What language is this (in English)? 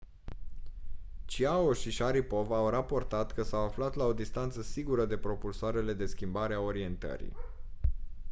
Romanian